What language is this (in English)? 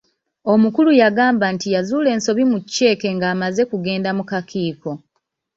Ganda